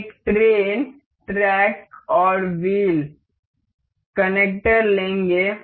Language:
Hindi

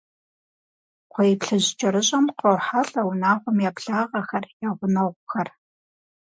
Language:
Kabardian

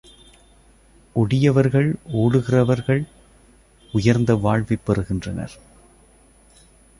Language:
Tamil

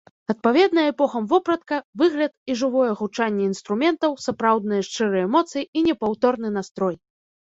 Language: Belarusian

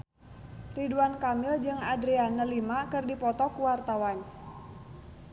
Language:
Sundanese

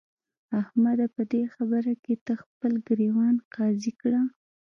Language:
Pashto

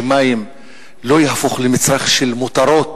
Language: Hebrew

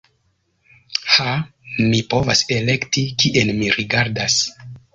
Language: Esperanto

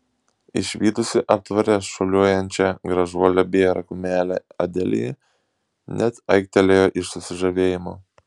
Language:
Lithuanian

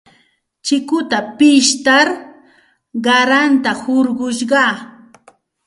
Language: Santa Ana de Tusi Pasco Quechua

